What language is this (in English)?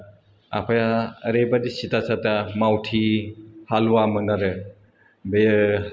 Bodo